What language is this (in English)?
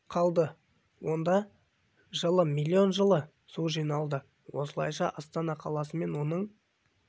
Kazakh